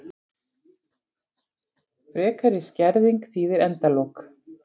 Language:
Icelandic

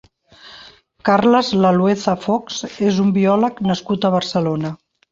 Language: Catalan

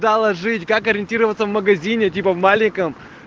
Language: Russian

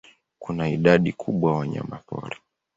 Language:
Swahili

